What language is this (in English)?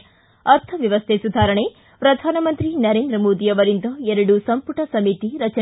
Kannada